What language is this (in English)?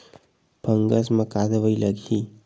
Chhattisgarhi